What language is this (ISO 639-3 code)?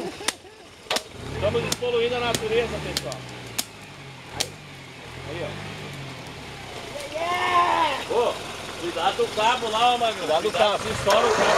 por